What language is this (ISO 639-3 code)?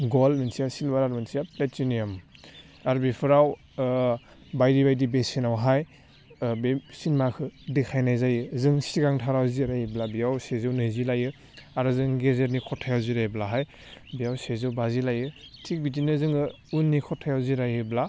brx